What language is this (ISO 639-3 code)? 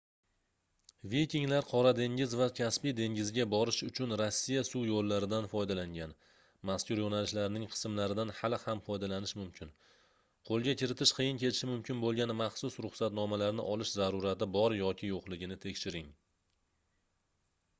uzb